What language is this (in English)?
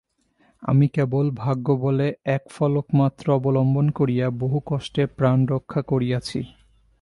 Bangla